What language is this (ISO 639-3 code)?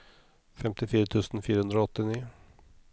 nor